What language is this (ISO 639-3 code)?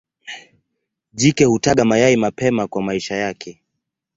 swa